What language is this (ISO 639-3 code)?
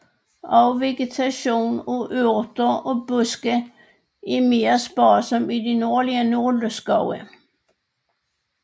dan